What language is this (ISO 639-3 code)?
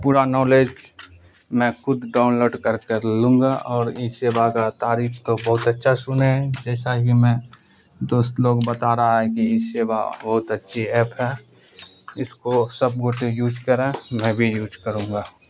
urd